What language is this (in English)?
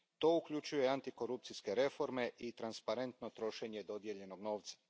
Croatian